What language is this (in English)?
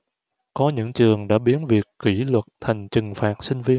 Vietnamese